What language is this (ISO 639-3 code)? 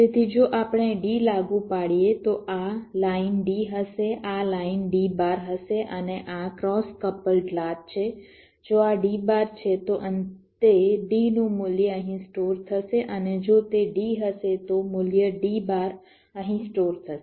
guj